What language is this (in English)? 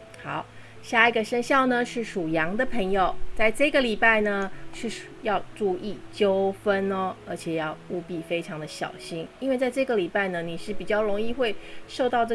Chinese